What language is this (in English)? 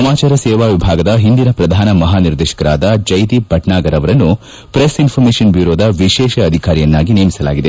Kannada